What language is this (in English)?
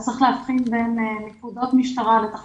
Hebrew